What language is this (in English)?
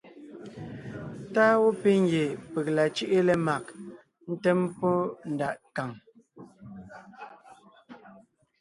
Ngiemboon